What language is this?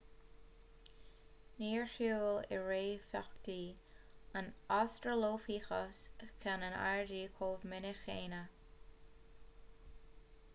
Irish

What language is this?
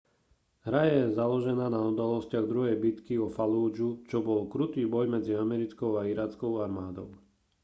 Slovak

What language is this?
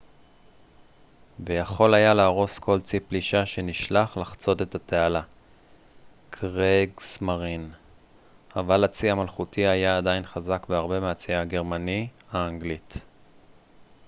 Hebrew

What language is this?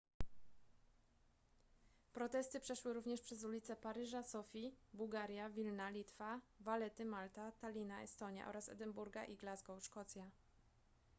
Polish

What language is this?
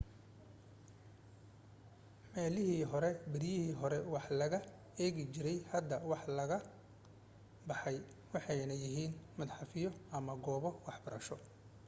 Somali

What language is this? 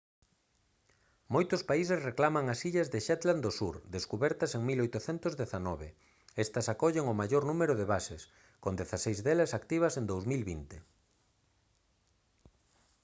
Galician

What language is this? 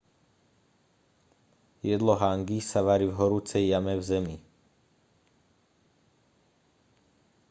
Slovak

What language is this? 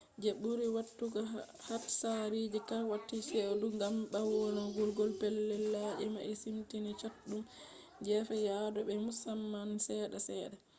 Fula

